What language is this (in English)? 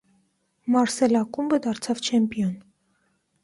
Armenian